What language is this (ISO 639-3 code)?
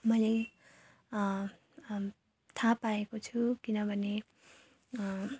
nep